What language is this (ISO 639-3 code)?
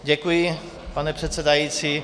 ces